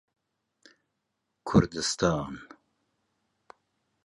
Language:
Central Kurdish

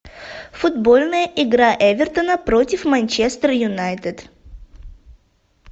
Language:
Russian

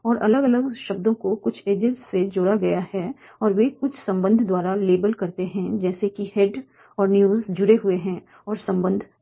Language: Hindi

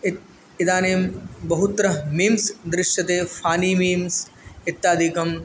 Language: Sanskrit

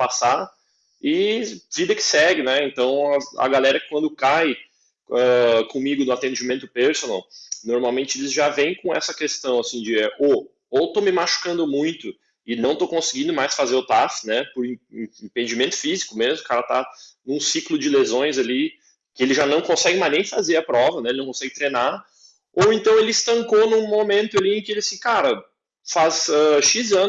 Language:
Portuguese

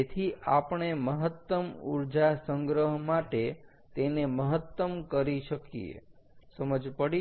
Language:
Gujarati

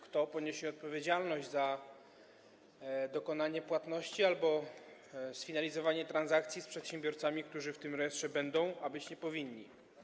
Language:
Polish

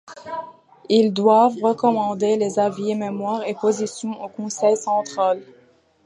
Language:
French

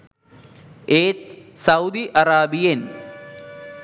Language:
Sinhala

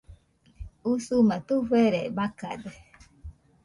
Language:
Nüpode Huitoto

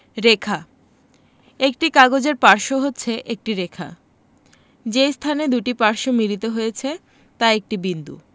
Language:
Bangla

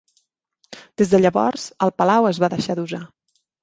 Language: Catalan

